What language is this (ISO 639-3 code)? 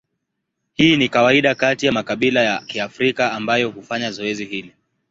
swa